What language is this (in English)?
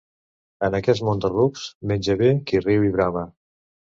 Catalan